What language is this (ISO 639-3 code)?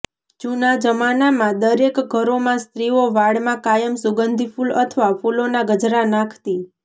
guj